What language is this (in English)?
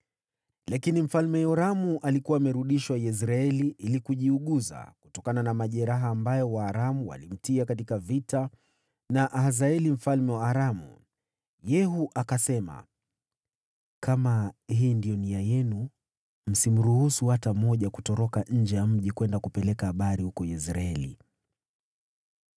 Swahili